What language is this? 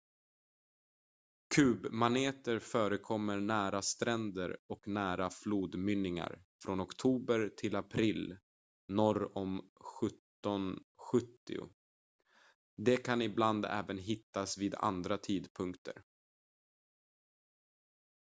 Swedish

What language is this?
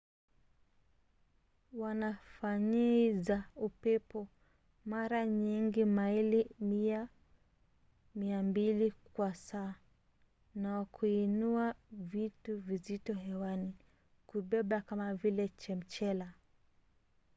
Swahili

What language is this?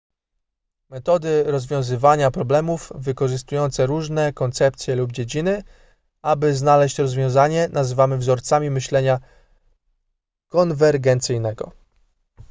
Polish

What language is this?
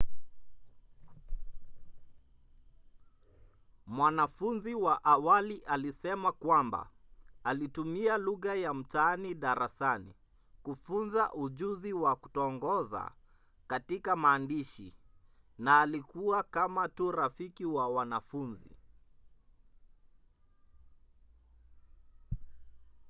Swahili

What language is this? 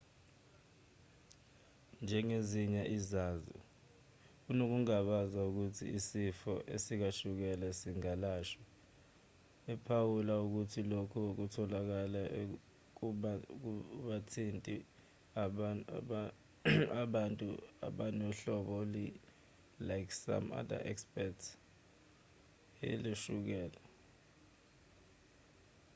Zulu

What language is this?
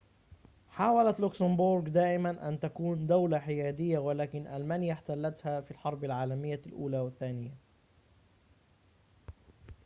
Arabic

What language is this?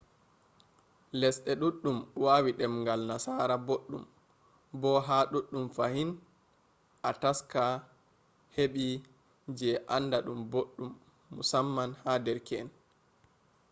Fula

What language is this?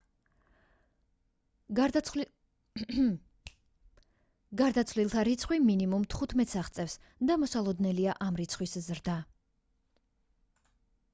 Georgian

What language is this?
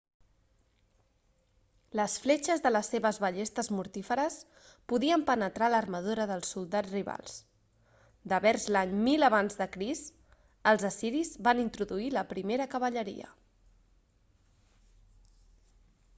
Catalan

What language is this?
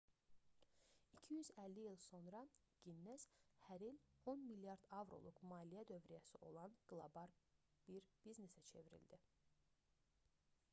Azerbaijani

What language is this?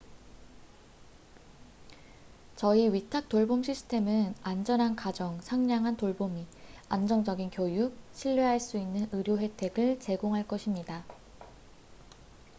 Korean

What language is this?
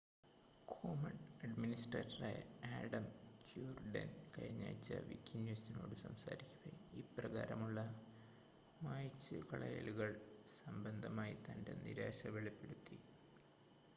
Malayalam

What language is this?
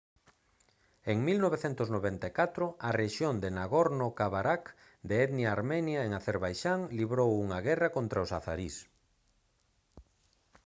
Galician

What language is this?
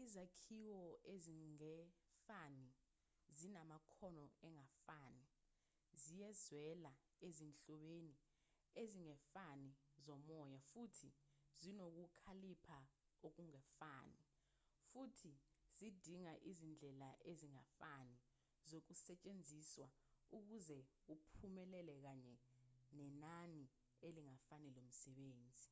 Zulu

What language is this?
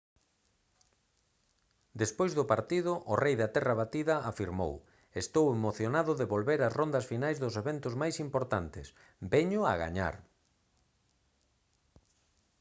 Galician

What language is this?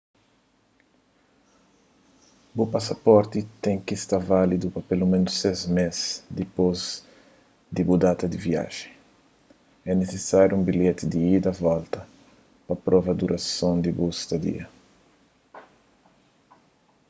Kabuverdianu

